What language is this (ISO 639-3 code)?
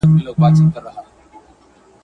pus